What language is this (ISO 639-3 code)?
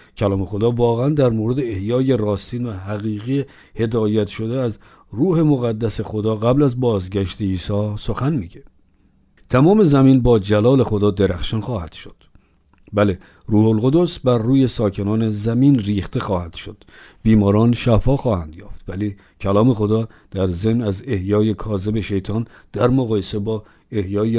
fas